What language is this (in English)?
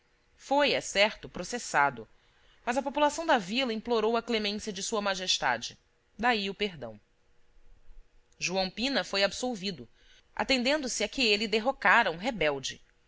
Portuguese